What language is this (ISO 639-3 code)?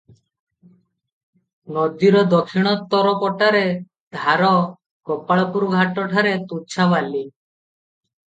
ori